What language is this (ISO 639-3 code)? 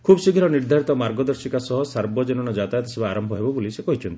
ori